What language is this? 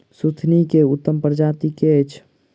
Maithili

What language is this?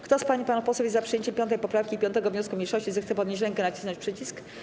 Polish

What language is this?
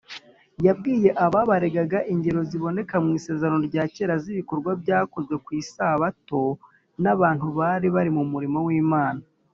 Kinyarwanda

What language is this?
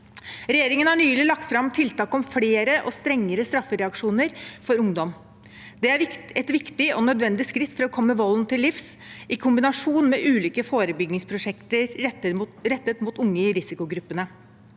Norwegian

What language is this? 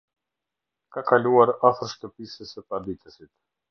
Albanian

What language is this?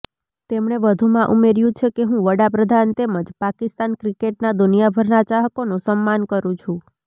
Gujarati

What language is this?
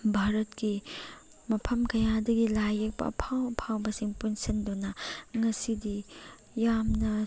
Manipuri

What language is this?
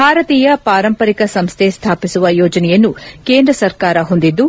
Kannada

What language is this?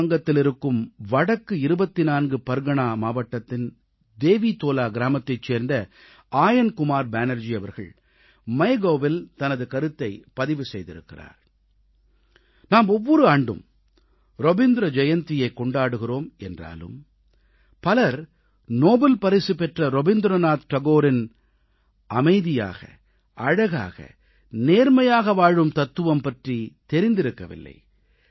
Tamil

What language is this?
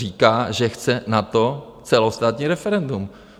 Czech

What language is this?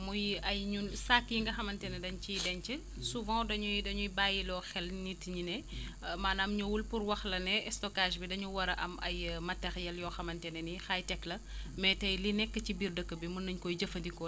Wolof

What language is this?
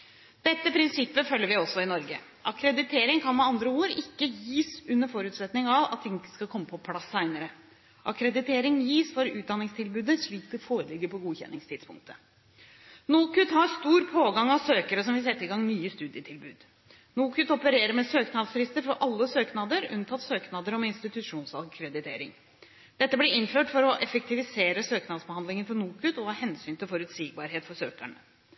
Norwegian Bokmål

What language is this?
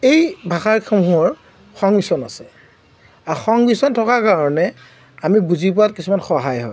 Assamese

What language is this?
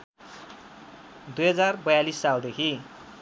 Nepali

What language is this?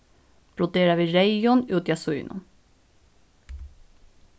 Faroese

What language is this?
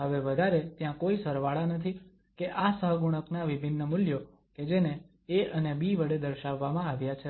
Gujarati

